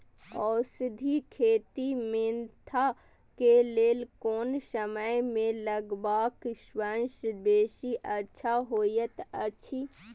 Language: Maithili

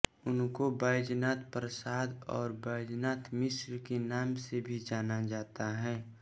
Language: Hindi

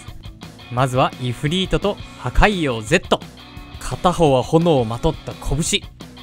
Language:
Japanese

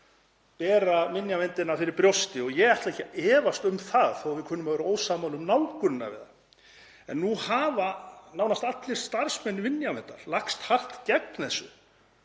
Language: Icelandic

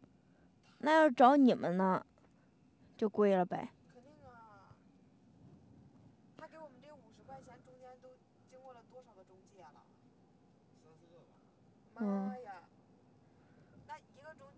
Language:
Chinese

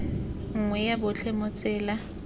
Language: Tswana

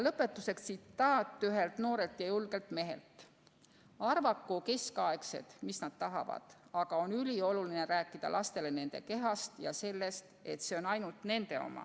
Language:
Estonian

